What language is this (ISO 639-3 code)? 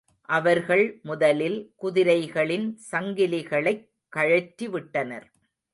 tam